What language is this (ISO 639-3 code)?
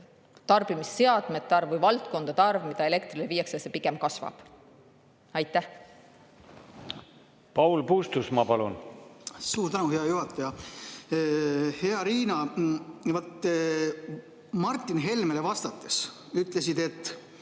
est